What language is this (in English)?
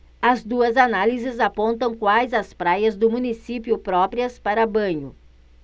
Portuguese